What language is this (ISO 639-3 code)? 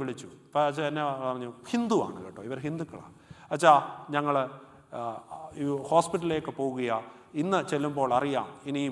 ara